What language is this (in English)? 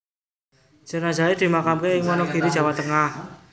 Javanese